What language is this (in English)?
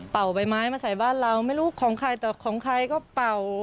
Thai